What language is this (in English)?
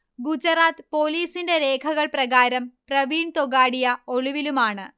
Malayalam